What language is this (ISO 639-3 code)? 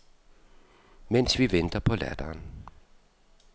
dan